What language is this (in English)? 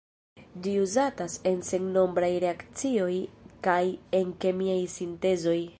Esperanto